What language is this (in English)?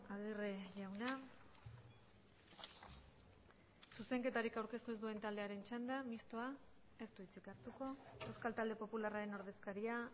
Basque